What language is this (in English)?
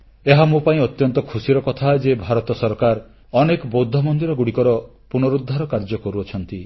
Odia